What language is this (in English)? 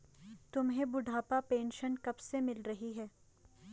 Hindi